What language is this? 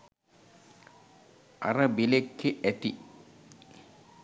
Sinhala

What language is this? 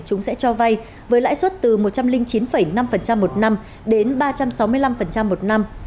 Vietnamese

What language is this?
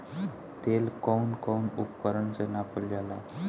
Bhojpuri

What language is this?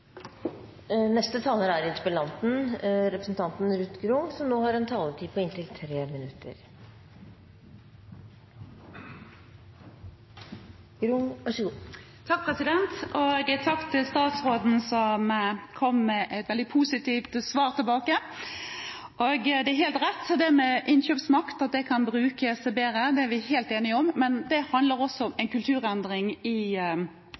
Norwegian Bokmål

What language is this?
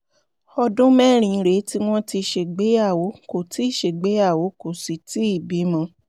Yoruba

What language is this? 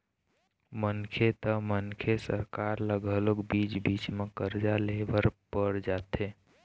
Chhattisgarhi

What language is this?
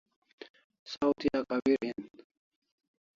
Kalasha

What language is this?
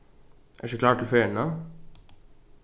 Faroese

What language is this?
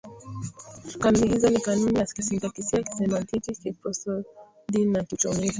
Swahili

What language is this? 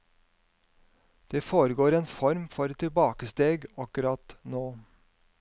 Norwegian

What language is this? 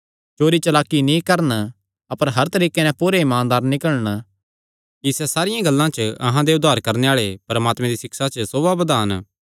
Kangri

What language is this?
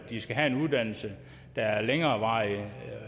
Danish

